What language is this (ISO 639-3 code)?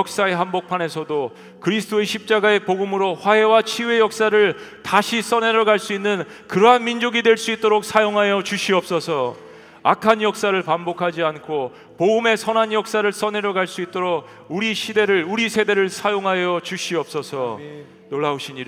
kor